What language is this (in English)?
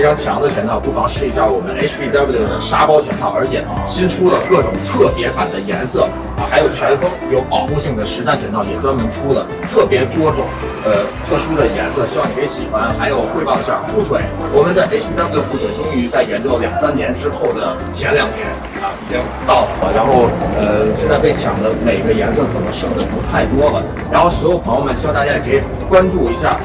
Chinese